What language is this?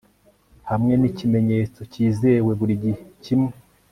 Kinyarwanda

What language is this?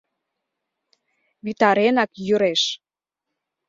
Mari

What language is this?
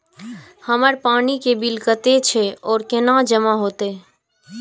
Maithili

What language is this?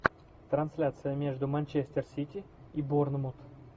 Russian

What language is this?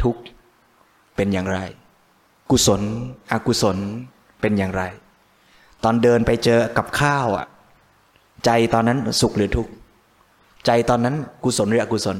Thai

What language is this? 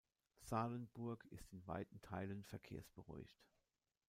German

